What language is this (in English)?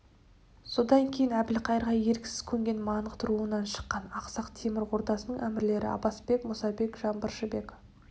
Kazakh